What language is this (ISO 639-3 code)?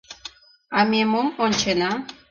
chm